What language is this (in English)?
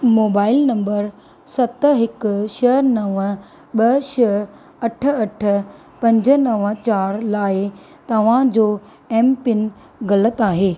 Sindhi